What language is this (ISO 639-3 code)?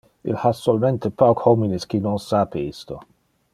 ina